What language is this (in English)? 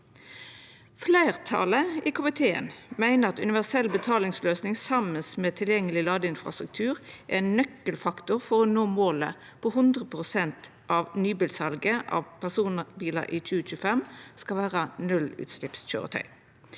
Norwegian